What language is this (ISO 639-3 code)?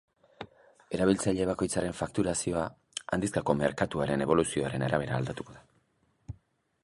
eus